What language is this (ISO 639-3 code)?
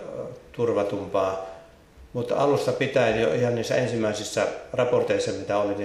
fin